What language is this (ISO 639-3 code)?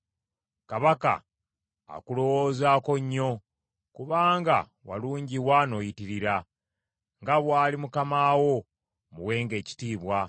lug